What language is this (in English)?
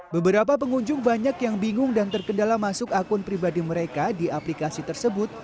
Indonesian